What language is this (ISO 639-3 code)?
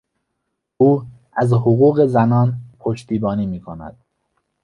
fas